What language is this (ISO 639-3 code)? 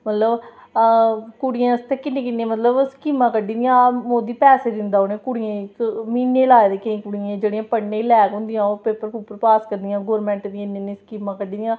doi